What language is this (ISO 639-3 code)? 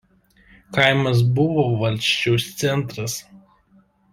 lit